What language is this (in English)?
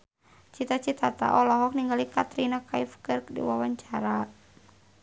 Sundanese